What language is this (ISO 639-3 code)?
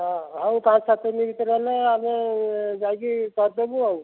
ori